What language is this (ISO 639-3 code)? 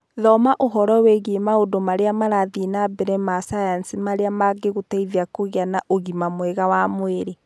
kik